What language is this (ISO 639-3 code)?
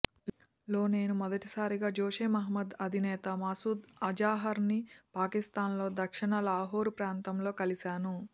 tel